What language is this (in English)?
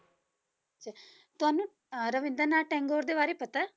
Punjabi